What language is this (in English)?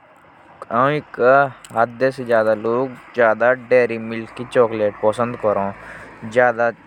Jaunsari